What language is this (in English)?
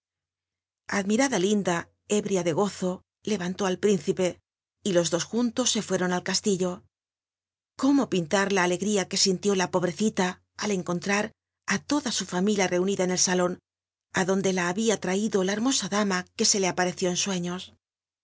Spanish